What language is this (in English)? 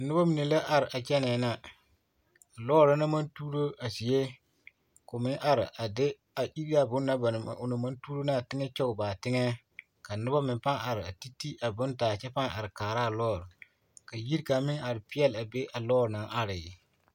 Southern Dagaare